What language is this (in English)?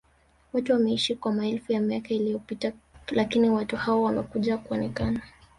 Swahili